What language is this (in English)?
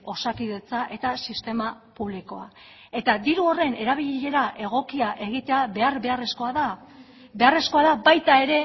Basque